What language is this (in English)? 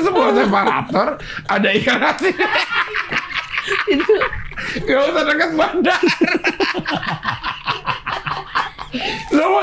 Indonesian